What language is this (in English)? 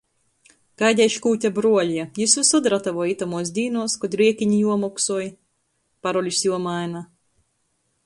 Latgalian